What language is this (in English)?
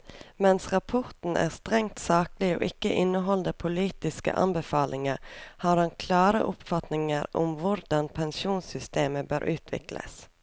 Norwegian